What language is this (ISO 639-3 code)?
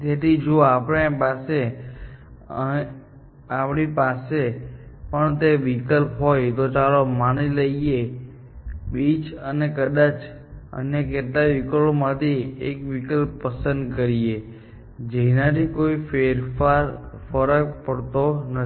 guj